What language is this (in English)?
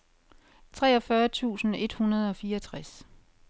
Danish